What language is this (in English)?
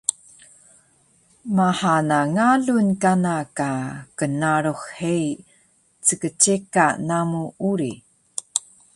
Taroko